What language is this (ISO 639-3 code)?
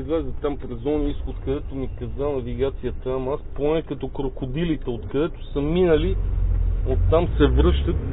bul